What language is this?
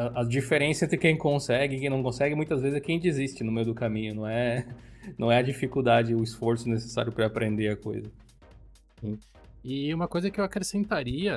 Portuguese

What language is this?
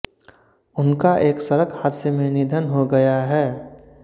Hindi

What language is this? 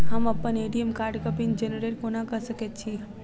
Maithili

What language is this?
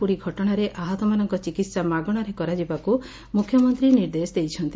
Odia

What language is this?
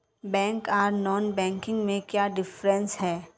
Magahi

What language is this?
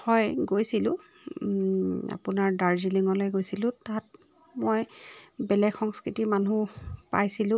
Assamese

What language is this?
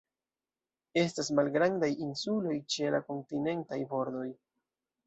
Esperanto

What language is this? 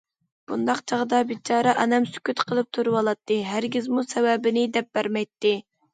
Uyghur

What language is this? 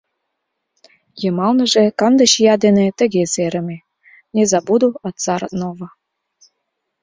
Mari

